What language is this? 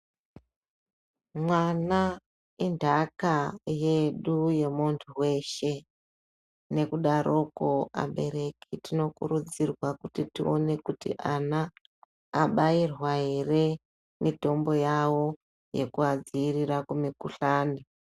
Ndau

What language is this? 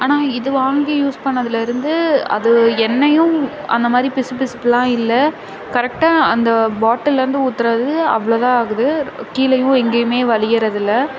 Tamil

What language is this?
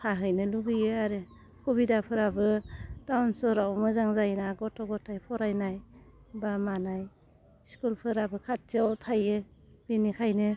Bodo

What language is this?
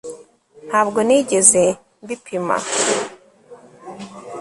Kinyarwanda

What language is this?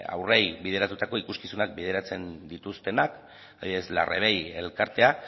Basque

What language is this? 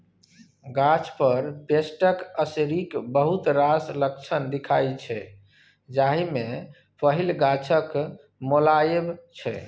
Maithili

